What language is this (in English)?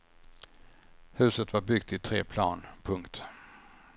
Swedish